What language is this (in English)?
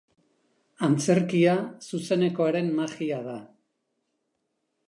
Basque